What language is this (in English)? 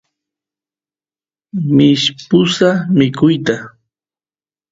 Santiago del Estero Quichua